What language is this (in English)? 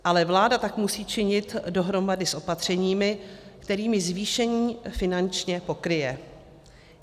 Czech